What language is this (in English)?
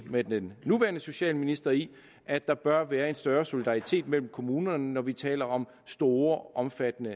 Danish